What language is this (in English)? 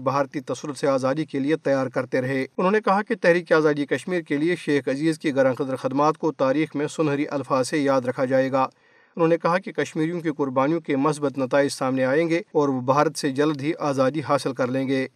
Urdu